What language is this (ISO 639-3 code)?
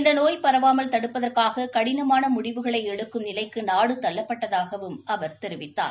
tam